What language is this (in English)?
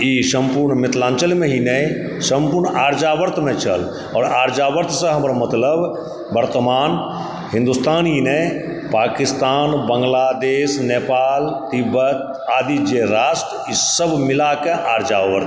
Maithili